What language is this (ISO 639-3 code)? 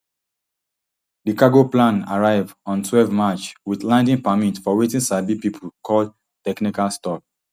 pcm